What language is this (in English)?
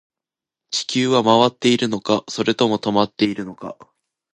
Japanese